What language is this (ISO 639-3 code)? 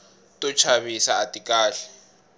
tso